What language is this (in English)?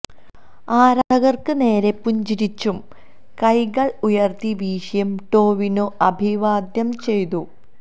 Malayalam